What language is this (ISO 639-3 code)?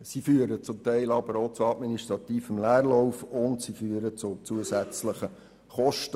gsw